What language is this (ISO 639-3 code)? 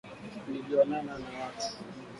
swa